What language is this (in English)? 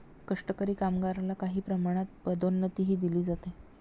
Marathi